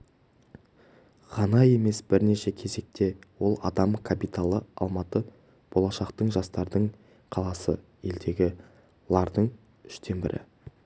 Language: Kazakh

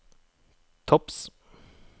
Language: Norwegian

